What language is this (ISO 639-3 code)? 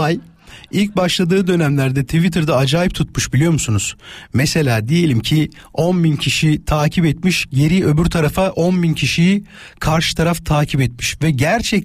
tur